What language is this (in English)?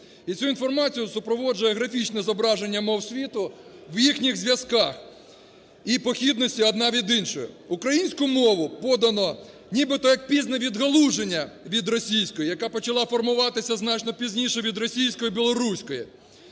Ukrainian